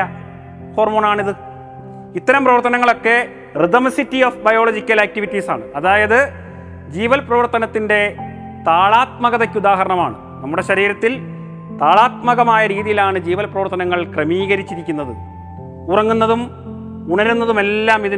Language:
Malayalam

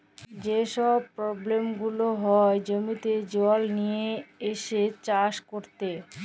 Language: Bangla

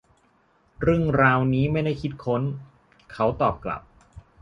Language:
Thai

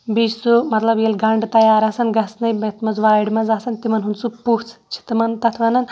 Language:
Kashmiri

